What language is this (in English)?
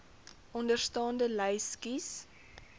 Afrikaans